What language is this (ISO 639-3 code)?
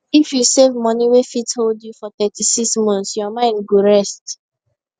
pcm